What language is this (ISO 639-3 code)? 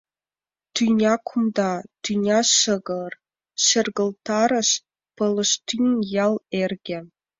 chm